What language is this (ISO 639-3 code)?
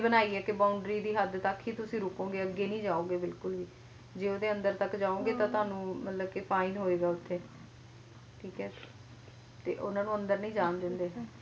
pan